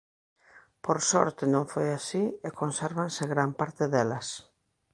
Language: Galician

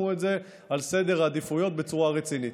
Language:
Hebrew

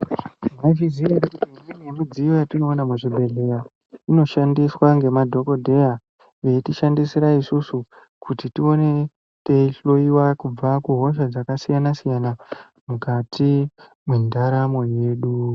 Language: Ndau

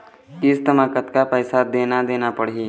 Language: Chhattisgarhi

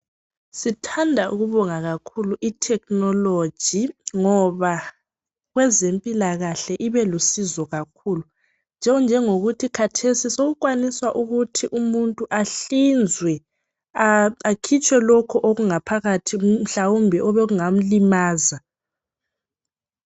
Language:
North Ndebele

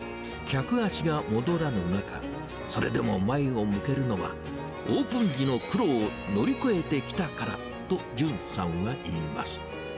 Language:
Japanese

